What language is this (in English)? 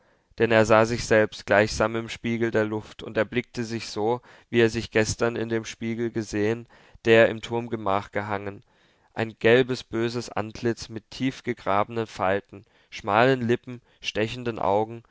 German